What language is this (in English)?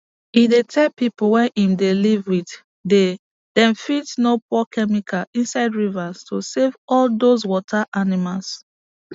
Nigerian Pidgin